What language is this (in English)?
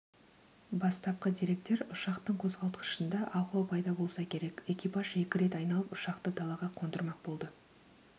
Kazakh